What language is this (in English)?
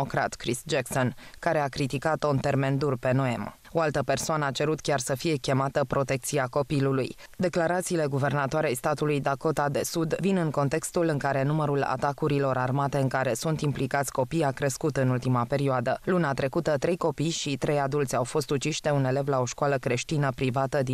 Romanian